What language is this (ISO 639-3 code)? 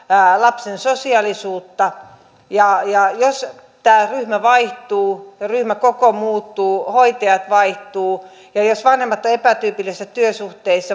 fin